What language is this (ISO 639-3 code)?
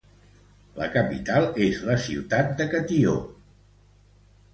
cat